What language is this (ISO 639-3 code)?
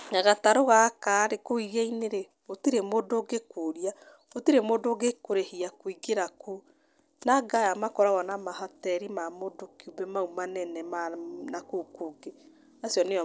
kik